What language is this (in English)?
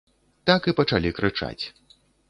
Belarusian